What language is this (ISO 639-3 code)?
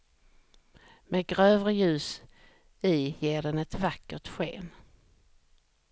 swe